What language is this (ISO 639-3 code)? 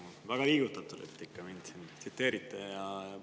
est